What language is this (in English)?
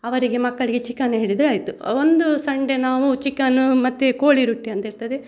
Kannada